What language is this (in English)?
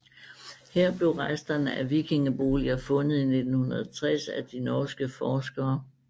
Danish